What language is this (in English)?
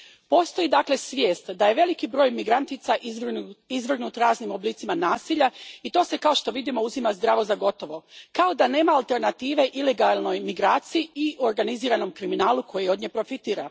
Croatian